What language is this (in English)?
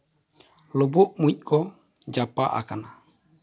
Santali